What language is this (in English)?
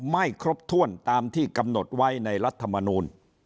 Thai